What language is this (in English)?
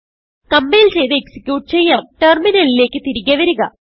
Malayalam